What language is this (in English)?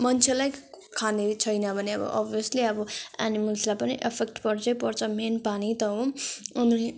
Nepali